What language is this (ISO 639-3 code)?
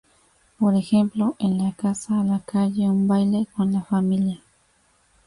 spa